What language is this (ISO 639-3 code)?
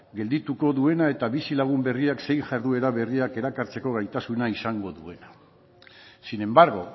eus